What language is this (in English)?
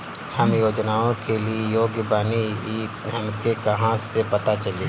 Bhojpuri